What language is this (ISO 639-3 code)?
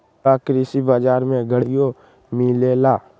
mag